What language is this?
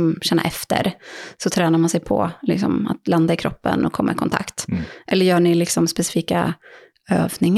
Swedish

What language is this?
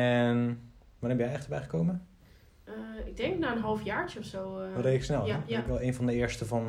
Dutch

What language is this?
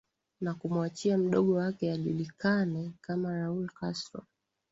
Swahili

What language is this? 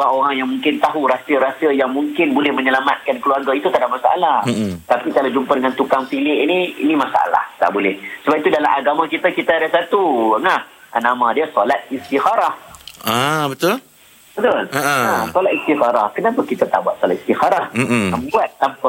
Malay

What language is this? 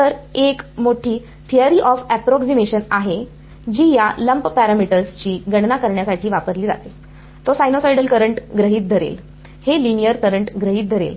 Marathi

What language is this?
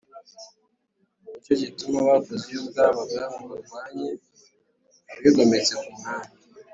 Kinyarwanda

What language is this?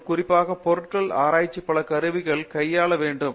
Tamil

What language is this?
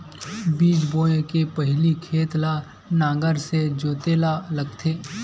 Chhattisgarhi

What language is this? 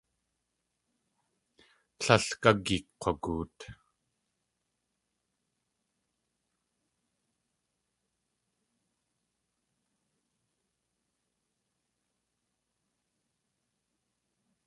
Tlingit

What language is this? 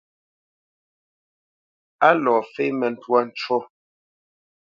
Bamenyam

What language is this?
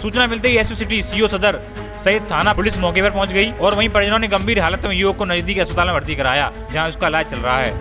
Hindi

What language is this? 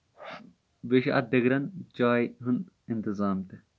Kashmiri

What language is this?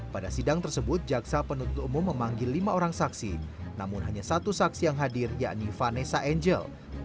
Indonesian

